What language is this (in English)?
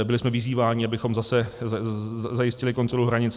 Czech